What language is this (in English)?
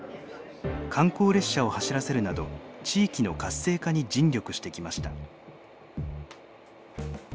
Japanese